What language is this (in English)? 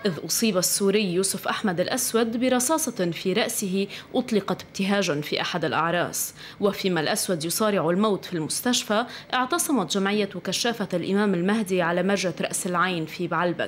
Arabic